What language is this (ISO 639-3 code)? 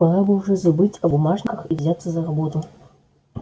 rus